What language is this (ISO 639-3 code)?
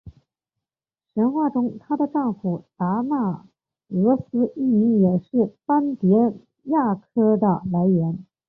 zho